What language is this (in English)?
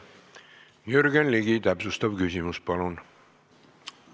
Estonian